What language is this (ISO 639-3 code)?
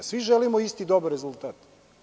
srp